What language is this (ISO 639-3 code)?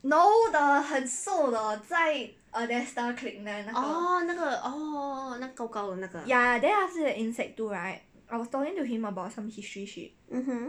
eng